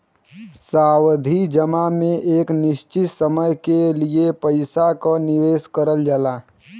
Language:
Bhojpuri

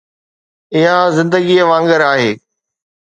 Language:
Sindhi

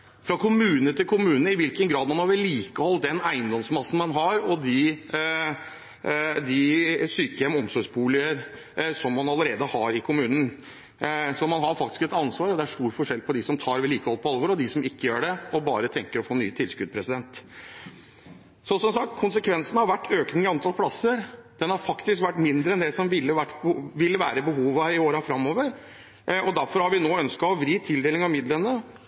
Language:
Norwegian Bokmål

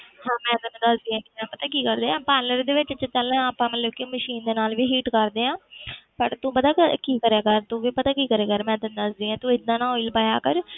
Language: Punjabi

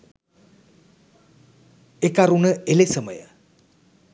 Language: Sinhala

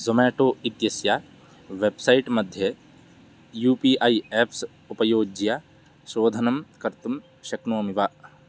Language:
Sanskrit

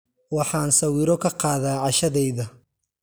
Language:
Somali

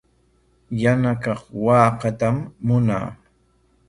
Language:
Corongo Ancash Quechua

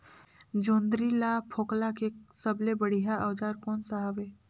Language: Chhattisgarhi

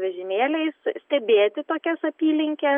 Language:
Lithuanian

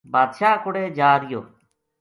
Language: Gujari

